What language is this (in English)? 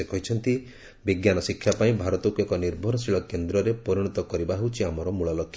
Odia